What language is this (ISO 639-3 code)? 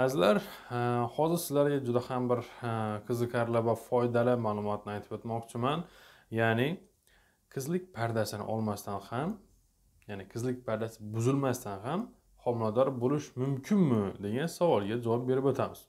tur